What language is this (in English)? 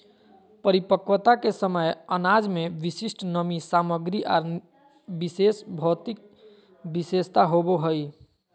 Magahi